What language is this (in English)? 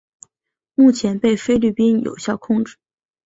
Chinese